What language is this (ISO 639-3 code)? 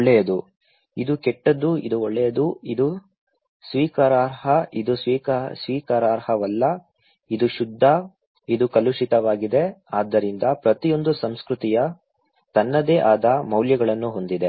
kan